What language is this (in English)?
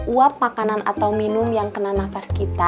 Indonesian